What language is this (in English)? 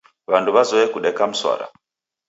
Taita